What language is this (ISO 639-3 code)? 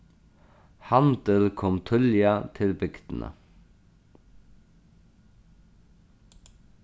fao